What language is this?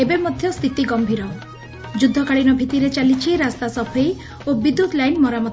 Odia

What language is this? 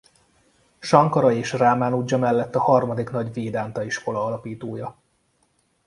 Hungarian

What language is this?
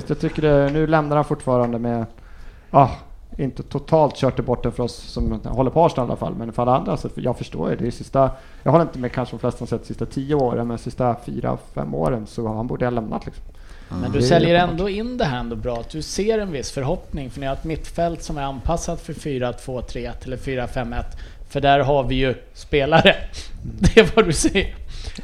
Swedish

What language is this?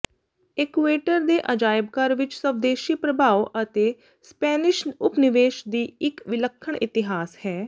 Punjabi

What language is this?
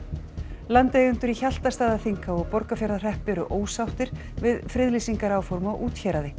Icelandic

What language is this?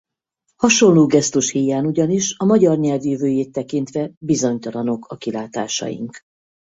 Hungarian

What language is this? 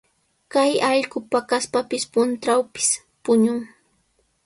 Sihuas Ancash Quechua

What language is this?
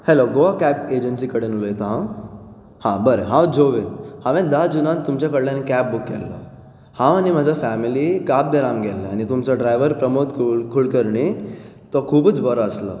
Konkani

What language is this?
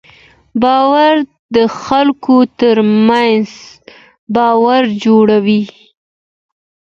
Pashto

